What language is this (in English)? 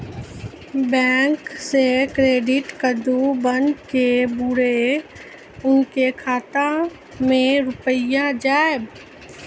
Maithili